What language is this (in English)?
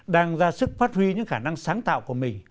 Vietnamese